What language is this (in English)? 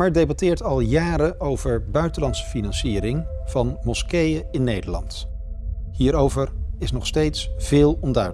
Dutch